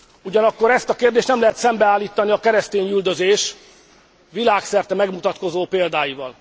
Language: Hungarian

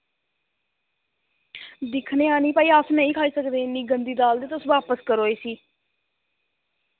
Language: Dogri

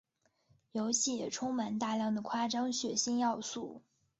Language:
Chinese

